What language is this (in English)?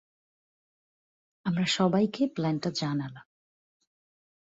Bangla